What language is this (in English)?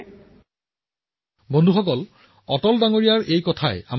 Assamese